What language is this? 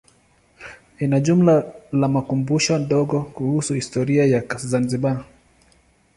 Swahili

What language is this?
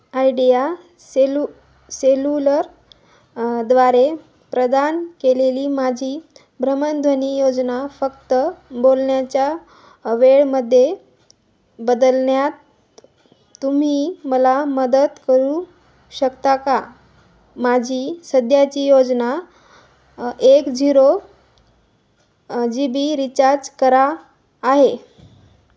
Marathi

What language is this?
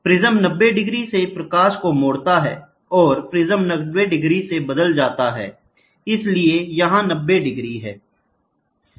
Hindi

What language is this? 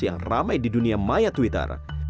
Indonesian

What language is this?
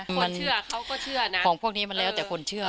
Thai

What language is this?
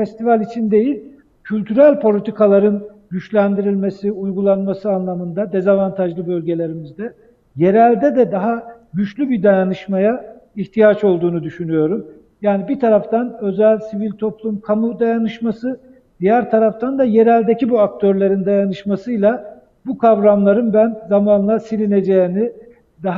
Turkish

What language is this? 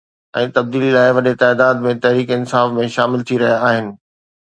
Sindhi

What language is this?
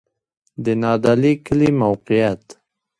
Pashto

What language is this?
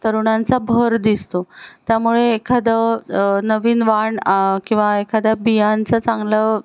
Marathi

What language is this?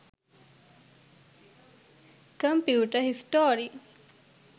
Sinhala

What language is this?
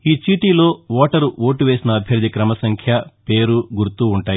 Telugu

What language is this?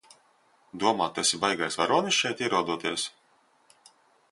Latvian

